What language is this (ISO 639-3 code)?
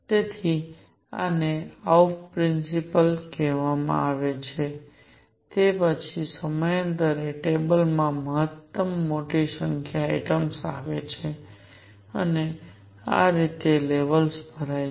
guj